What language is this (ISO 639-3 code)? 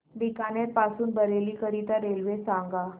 mar